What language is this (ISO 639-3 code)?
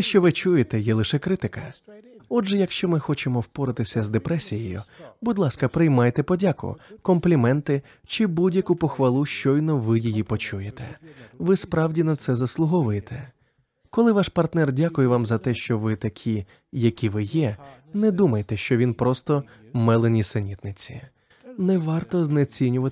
ukr